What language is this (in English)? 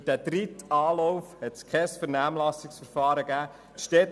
Swiss German